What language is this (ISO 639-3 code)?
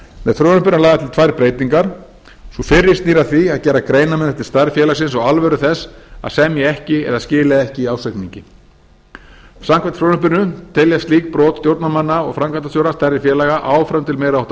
isl